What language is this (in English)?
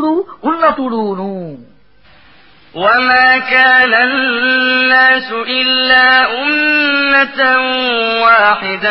Arabic